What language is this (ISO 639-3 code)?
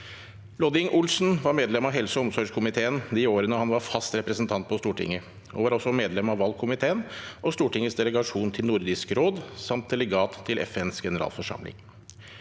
nor